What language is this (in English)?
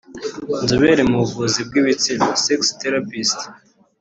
Kinyarwanda